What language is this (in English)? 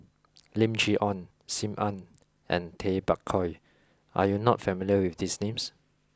English